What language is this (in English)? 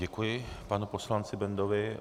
Czech